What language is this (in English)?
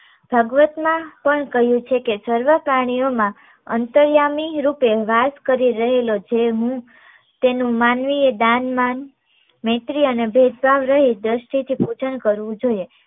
Gujarati